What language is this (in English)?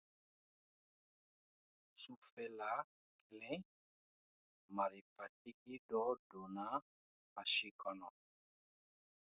Dyula